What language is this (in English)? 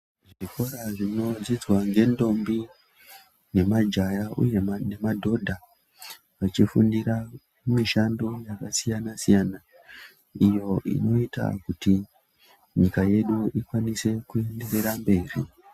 Ndau